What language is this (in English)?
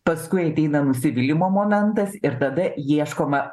Lithuanian